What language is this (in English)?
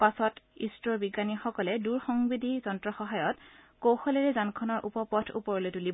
Assamese